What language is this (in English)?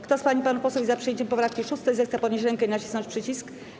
Polish